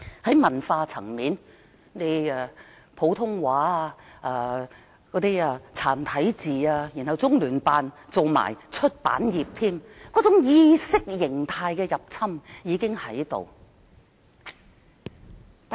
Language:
Cantonese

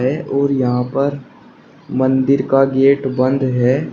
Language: Hindi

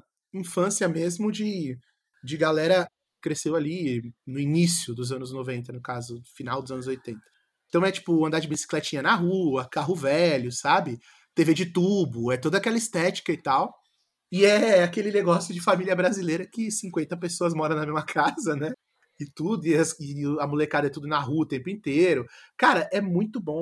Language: Portuguese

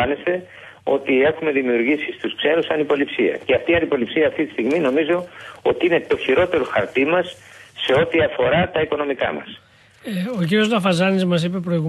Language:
Greek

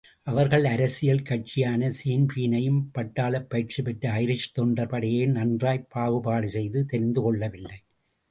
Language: Tamil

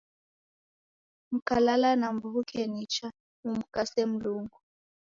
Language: Taita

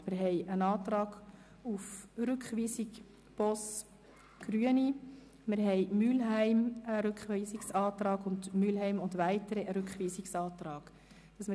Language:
Swiss German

